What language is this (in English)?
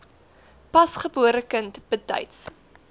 Afrikaans